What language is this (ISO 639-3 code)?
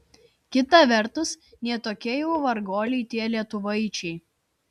lit